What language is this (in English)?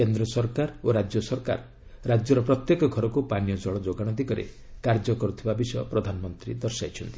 Odia